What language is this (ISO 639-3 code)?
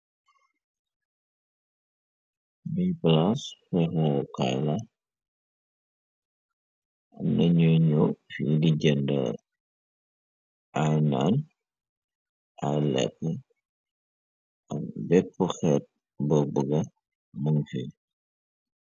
wol